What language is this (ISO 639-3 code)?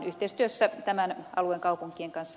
fin